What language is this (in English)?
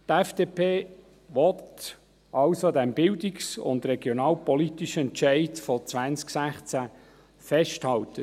Swiss German